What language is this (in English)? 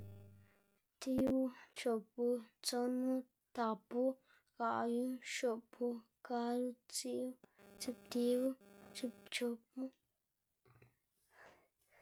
Xanaguía Zapotec